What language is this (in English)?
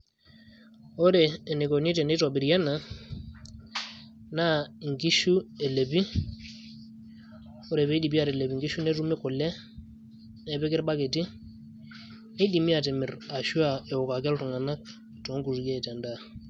Masai